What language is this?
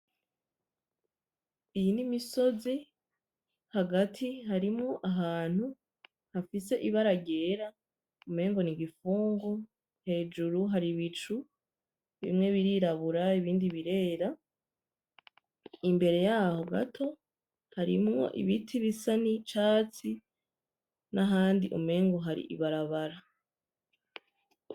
Rundi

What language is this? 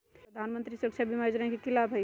Magahi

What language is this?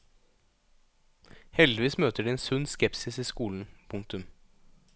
Norwegian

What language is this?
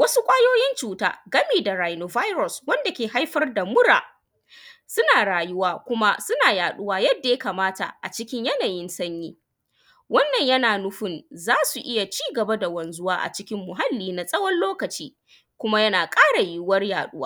Hausa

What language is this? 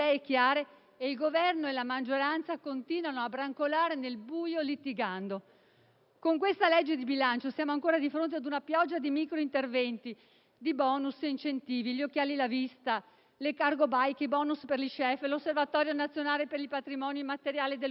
Italian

